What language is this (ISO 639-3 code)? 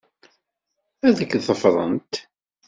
kab